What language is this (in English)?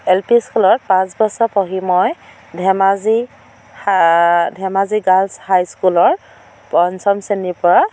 Assamese